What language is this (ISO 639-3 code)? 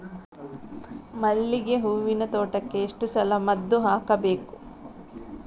kan